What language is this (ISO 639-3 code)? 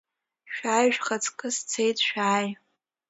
abk